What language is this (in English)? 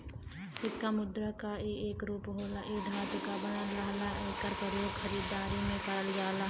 Bhojpuri